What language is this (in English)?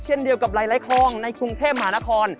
Thai